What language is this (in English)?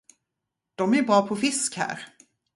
Swedish